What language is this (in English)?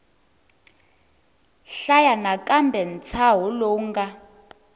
Tsonga